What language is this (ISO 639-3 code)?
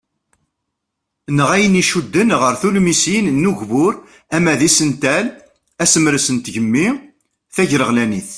kab